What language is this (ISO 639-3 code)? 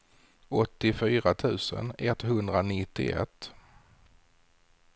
swe